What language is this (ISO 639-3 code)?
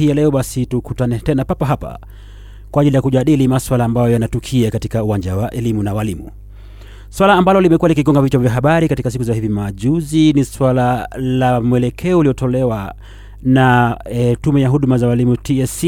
swa